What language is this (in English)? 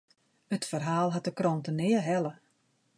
Western Frisian